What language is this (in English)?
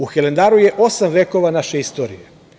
Serbian